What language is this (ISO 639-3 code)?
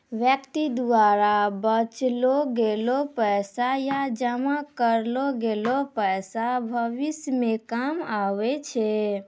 mai